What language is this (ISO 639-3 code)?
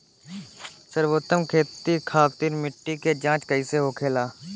bho